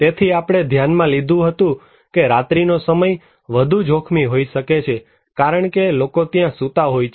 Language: Gujarati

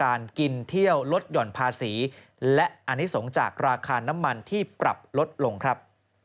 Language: Thai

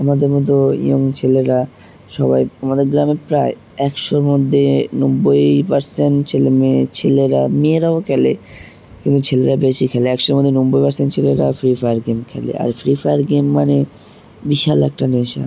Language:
Bangla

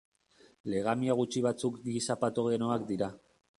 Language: Basque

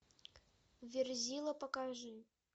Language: Russian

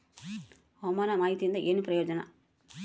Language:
Kannada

